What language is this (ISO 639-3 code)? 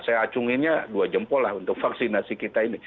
ind